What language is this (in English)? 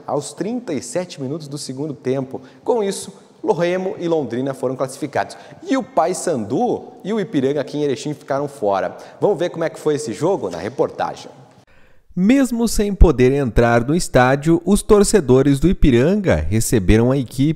Portuguese